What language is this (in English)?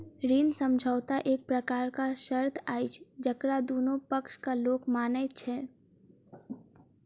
Maithili